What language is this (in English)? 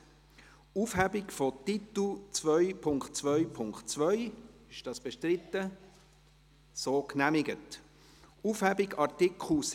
Swiss German